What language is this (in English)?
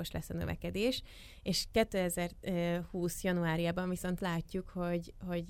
Hungarian